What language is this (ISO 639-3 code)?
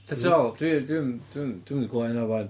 cym